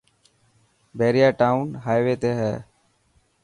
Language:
Dhatki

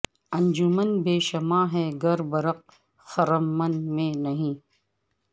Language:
Urdu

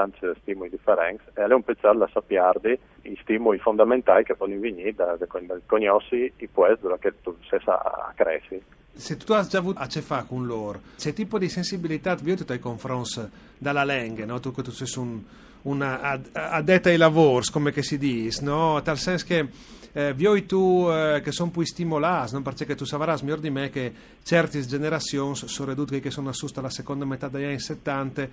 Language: Italian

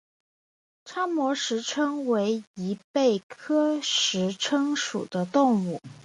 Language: Chinese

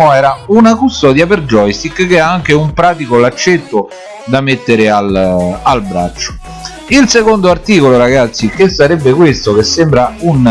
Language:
Italian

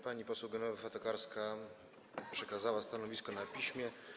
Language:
Polish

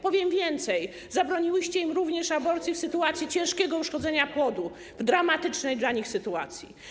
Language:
Polish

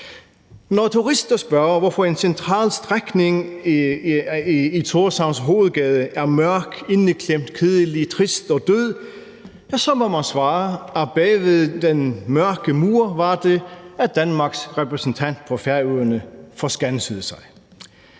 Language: Danish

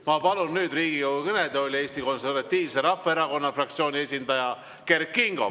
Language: Estonian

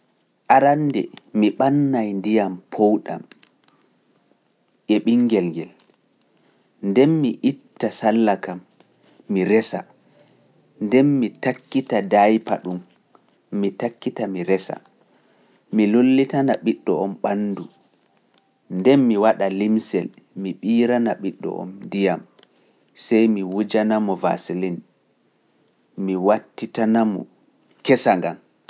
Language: Pular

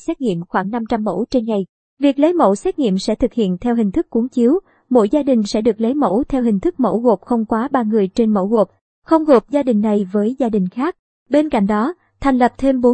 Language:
Vietnamese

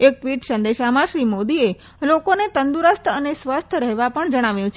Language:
Gujarati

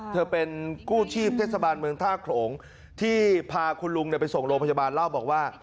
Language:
Thai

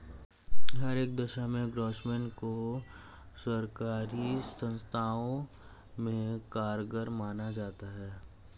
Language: Hindi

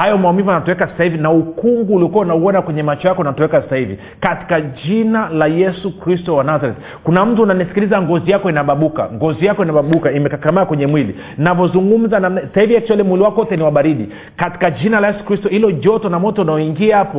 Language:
Swahili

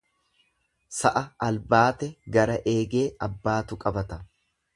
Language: Oromo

